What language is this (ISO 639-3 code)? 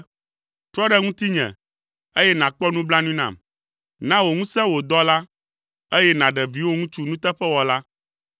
ewe